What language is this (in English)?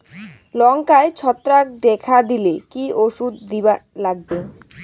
Bangla